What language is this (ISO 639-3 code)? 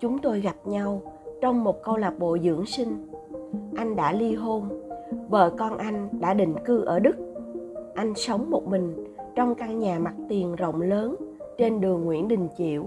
vie